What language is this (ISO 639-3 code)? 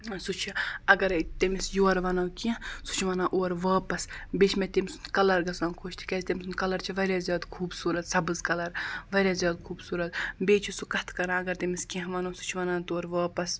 kas